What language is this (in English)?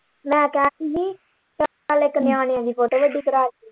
Punjabi